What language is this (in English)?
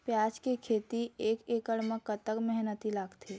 Chhattisgarhi